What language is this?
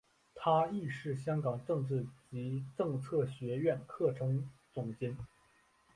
Chinese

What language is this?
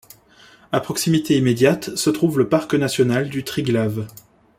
French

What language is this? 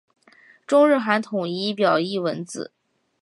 Chinese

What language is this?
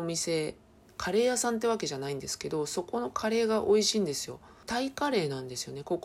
Japanese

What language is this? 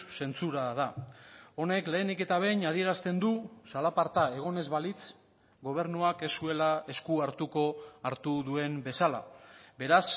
Basque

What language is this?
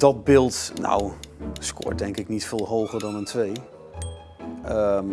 Dutch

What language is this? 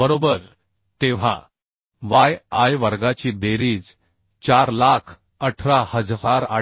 Marathi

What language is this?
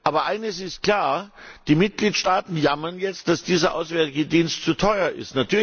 German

